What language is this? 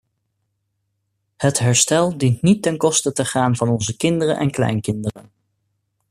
Dutch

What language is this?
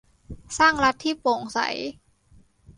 Thai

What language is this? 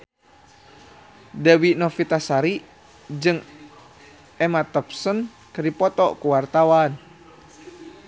Sundanese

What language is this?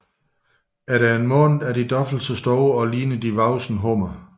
Danish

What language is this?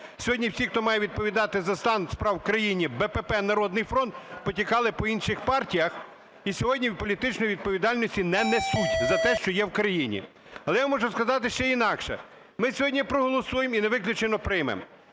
Ukrainian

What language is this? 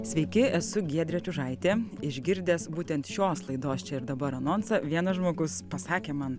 Lithuanian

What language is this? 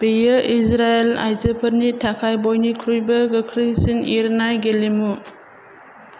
Bodo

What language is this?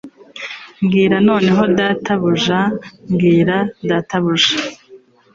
Kinyarwanda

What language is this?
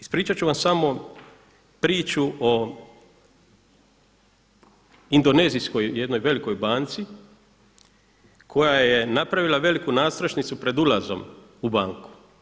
Croatian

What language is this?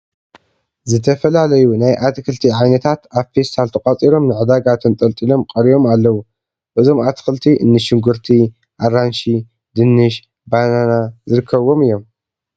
Tigrinya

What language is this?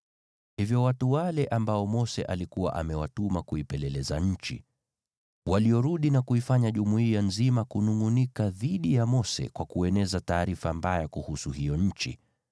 Swahili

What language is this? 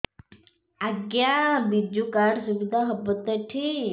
Odia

